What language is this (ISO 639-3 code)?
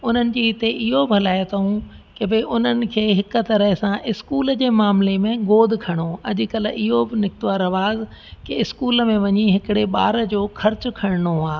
snd